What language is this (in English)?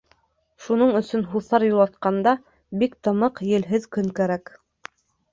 Bashkir